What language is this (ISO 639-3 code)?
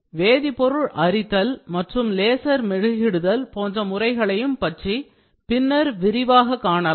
tam